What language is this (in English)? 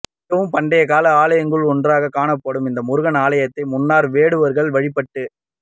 Tamil